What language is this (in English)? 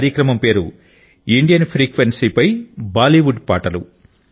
Telugu